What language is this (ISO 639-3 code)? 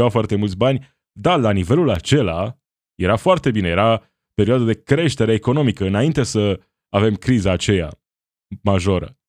ron